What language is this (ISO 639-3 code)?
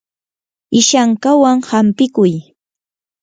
qur